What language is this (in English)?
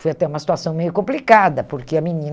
Portuguese